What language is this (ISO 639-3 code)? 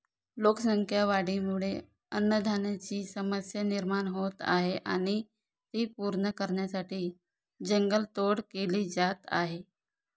mar